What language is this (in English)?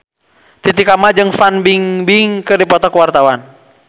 Sundanese